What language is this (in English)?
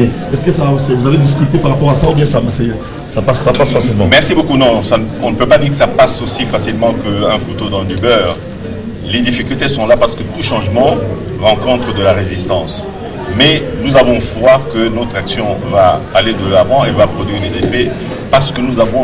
French